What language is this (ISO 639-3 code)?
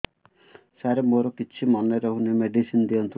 ori